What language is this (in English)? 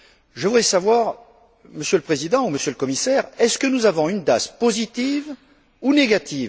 French